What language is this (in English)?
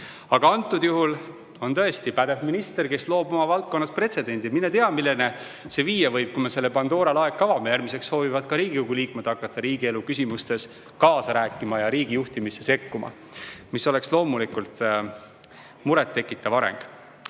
Estonian